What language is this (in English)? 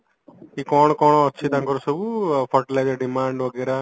Odia